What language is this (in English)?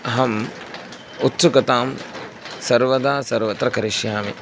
Sanskrit